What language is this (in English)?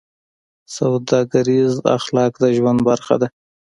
Pashto